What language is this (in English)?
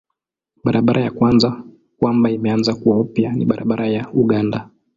Swahili